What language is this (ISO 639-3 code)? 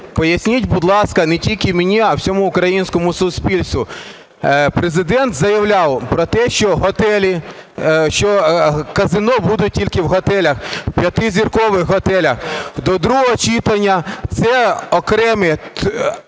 ukr